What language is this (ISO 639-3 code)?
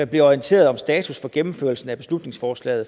dan